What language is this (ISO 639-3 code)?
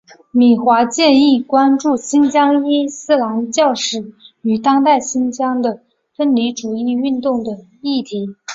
zho